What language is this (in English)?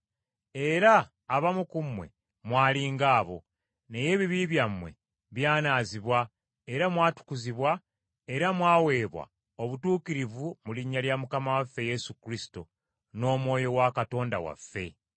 Ganda